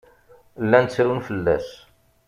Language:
Kabyle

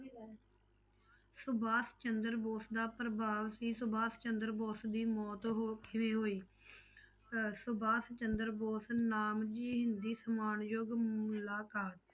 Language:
Punjabi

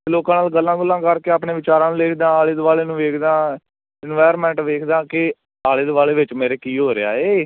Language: Punjabi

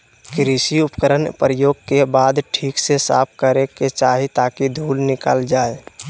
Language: Magahi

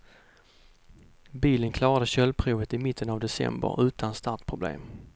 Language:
Swedish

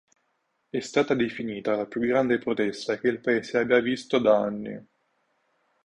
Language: Italian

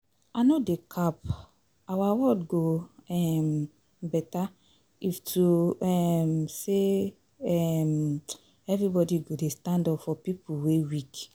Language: Nigerian Pidgin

